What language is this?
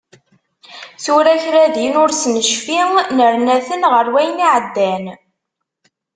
Kabyle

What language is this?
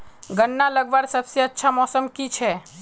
Magahi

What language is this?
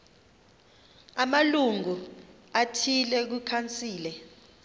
Xhosa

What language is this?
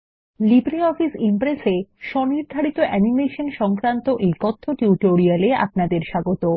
Bangla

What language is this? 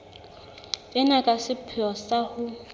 Southern Sotho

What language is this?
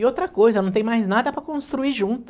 Portuguese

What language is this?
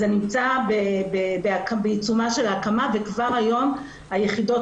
Hebrew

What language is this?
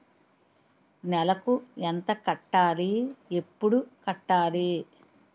Telugu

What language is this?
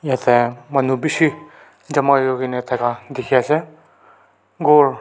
Naga Pidgin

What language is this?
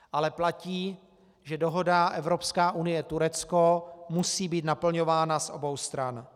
Czech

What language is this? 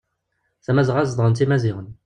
Kabyle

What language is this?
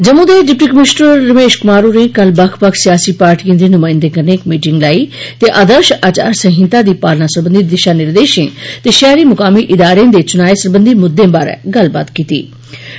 Dogri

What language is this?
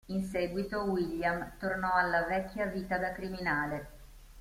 Italian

